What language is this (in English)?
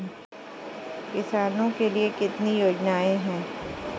Hindi